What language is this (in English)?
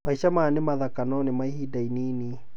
Kikuyu